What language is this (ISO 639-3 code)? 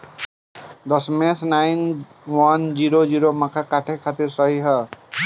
bho